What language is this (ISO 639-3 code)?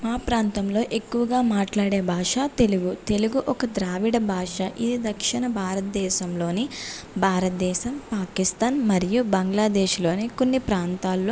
tel